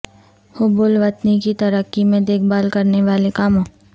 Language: Urdu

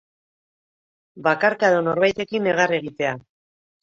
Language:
Basque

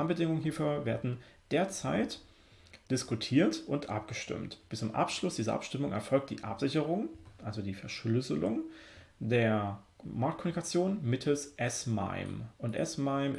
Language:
German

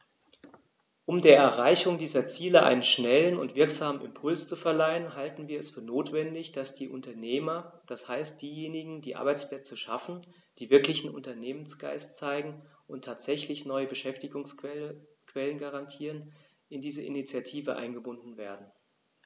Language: German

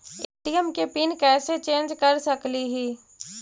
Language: Magahi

